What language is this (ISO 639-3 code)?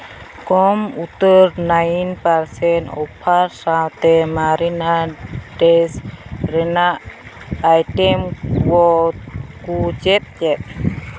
sat